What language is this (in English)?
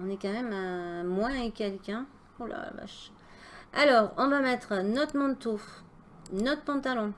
French